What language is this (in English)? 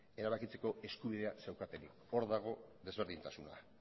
Basque